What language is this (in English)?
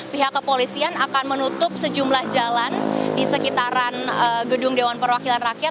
Indonesian